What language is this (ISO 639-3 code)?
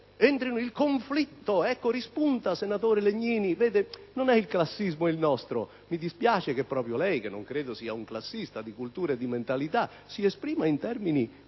ita